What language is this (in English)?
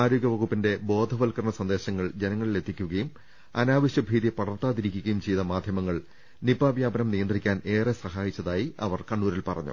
Malayalam